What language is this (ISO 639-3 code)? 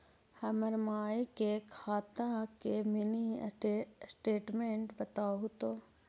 mag